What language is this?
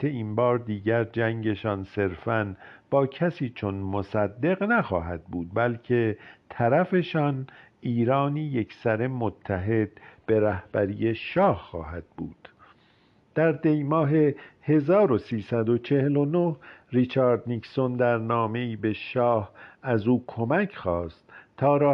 Persian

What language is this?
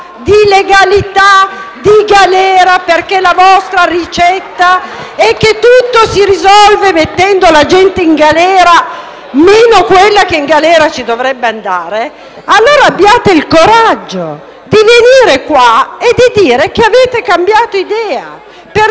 Italian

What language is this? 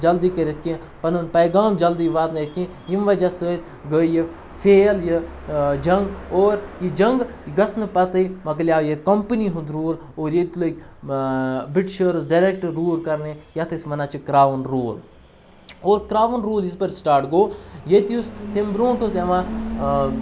Kashmiri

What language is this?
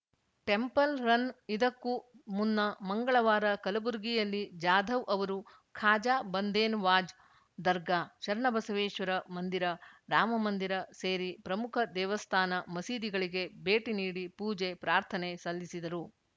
Kannada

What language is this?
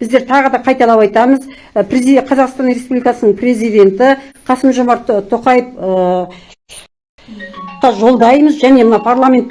Turkish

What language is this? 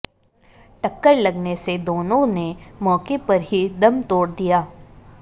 Hindi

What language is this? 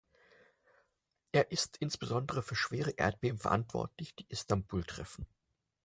German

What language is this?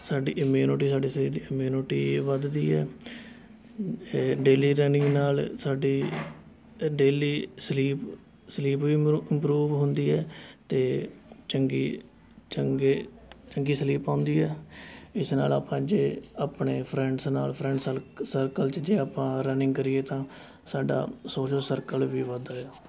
Punjabi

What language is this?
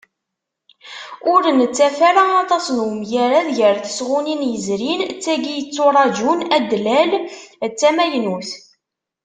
Kabyle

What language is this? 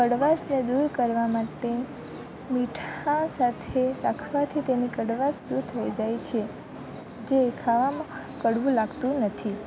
Gujarati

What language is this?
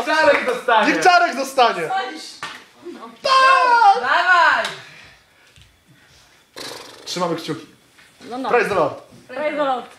Polish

